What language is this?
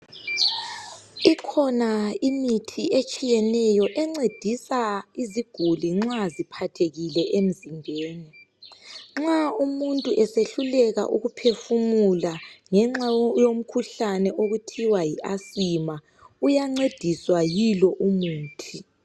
North Ndebele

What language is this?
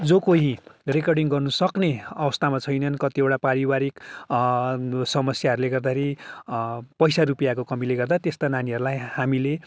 Nepali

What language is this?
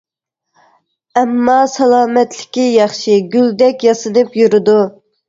Uyghur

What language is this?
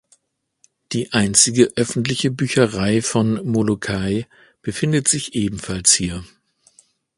German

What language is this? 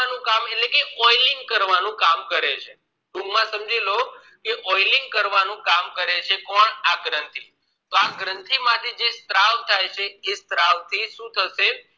Gujarati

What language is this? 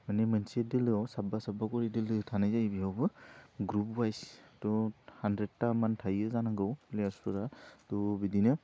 Bodo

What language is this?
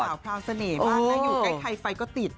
Thai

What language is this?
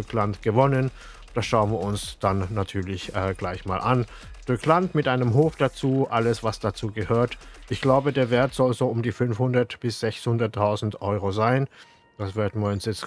German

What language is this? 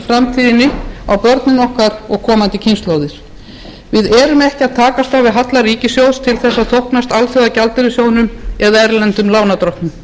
Icelandic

